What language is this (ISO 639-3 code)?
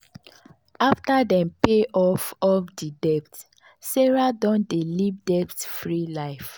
pcm